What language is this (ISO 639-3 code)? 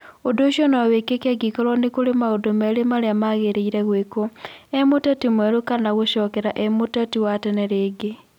kik